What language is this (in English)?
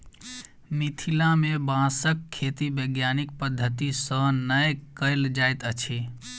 Maithili